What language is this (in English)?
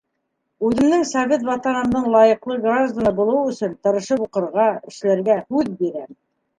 Bashkir